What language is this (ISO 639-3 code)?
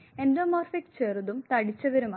mal